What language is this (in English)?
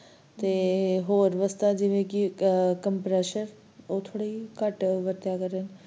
Punjabi